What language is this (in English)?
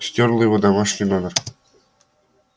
Russian